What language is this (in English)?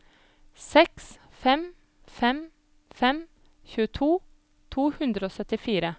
Norwegian